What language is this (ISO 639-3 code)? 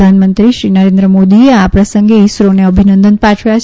guj